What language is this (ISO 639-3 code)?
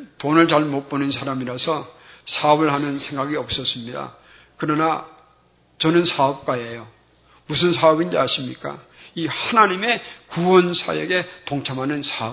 kor